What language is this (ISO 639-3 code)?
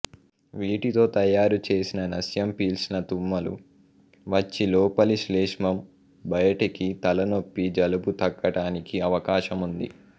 tel